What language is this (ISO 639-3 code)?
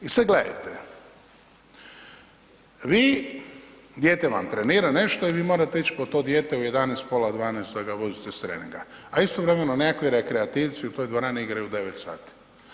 hrv